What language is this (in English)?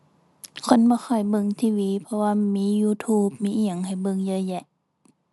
Thai